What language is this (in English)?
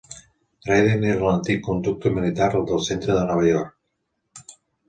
Catalan